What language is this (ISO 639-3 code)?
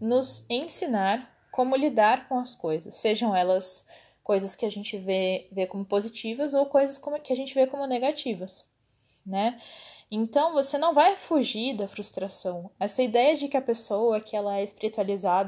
por